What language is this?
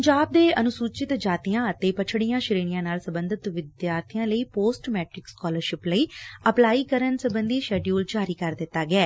Punjabi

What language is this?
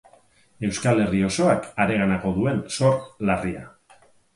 Basque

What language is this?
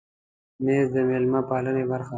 Pashto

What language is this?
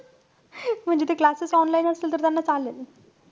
Marathi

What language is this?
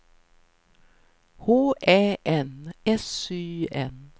Swedish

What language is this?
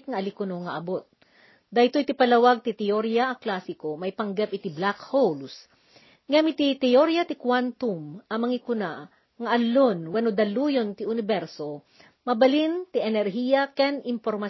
Filipino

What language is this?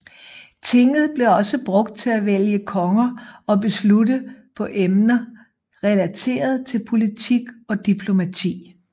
Danish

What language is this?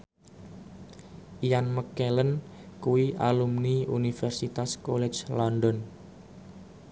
Javanese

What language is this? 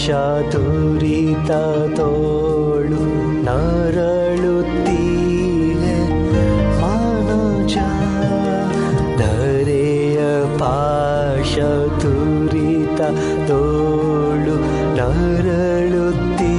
Kannada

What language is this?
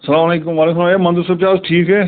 Kashmiri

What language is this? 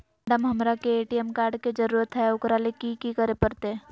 Magahi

